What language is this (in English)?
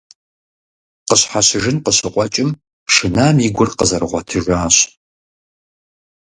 Kabardian